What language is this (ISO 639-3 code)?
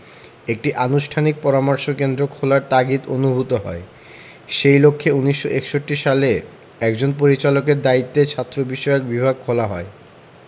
ben